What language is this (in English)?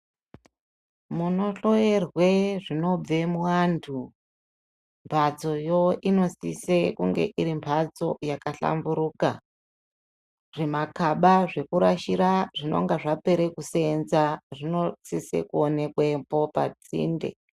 Ndau